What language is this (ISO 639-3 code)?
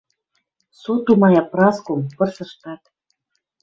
mrj